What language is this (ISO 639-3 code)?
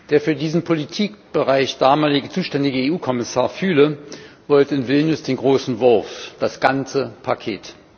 deu